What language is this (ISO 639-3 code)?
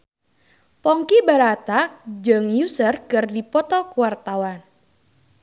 sun